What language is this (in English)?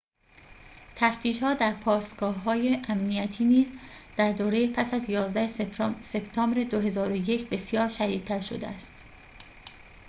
Persian